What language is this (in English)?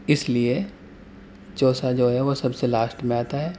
Urdu